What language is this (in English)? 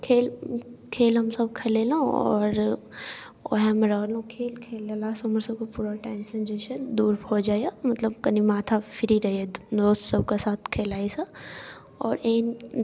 Maithili